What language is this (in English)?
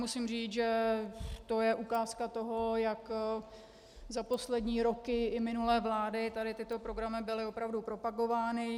Czech